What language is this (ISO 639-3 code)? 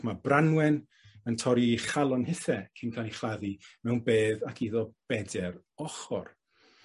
cym